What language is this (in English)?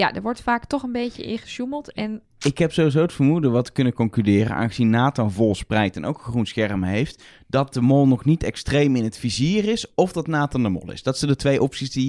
Dutch